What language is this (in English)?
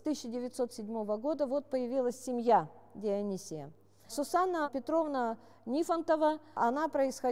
Russian